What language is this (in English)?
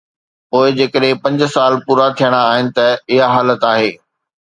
Sindhi